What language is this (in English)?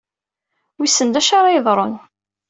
Kabyle